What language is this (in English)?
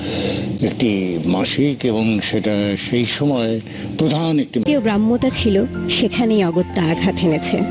Bangla